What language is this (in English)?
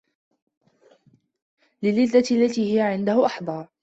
Arabic